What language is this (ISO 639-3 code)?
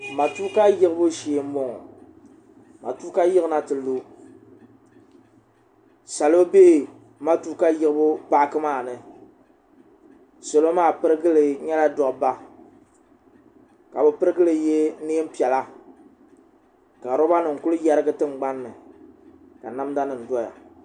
dag